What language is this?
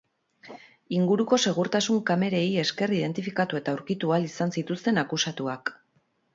Basque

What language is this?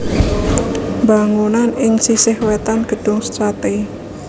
Javanese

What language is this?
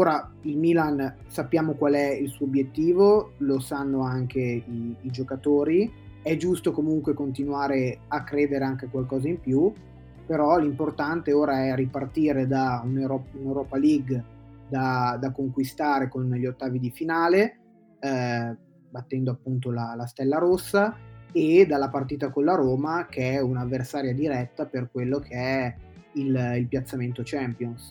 Italian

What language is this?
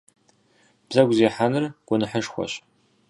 Kabardian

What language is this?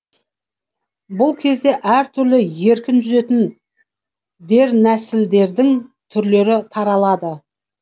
Kazakh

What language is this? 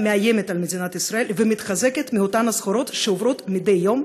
Hebrew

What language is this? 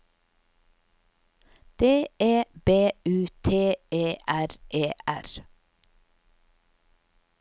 Norwegian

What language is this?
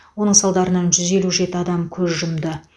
Kazakh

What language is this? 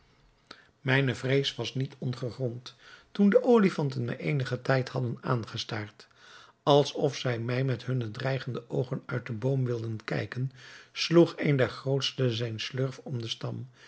Dutch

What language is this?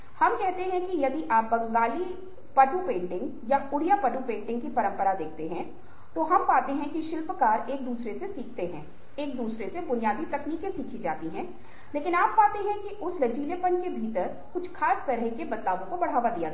Hindi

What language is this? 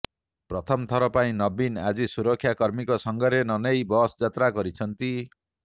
Odia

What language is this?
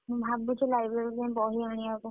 Odia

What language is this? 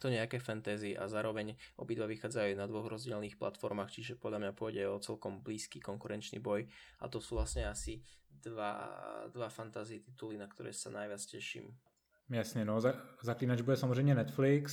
Czech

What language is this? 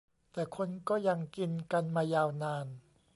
Thai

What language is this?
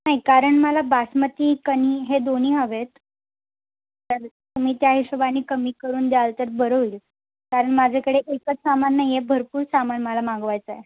Marathi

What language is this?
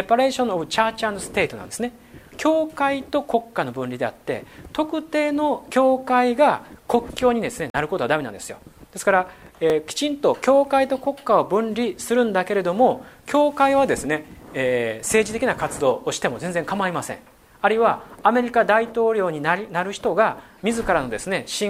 Japanese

